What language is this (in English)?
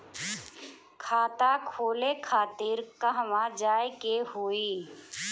Bhojpuri